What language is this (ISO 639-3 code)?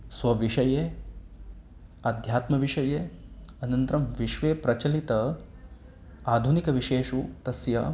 san